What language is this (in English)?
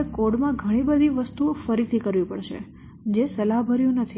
Gujarati